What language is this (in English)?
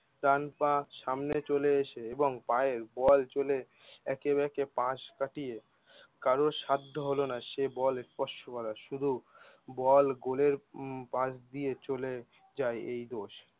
Bangla